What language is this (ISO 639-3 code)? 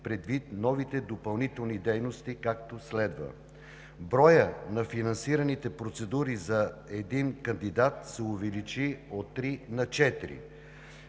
bul